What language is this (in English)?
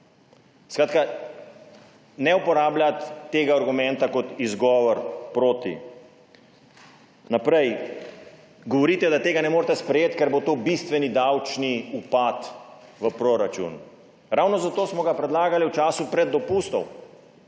Slovenian